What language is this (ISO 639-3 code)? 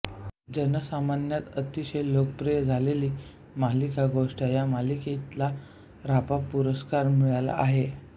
mar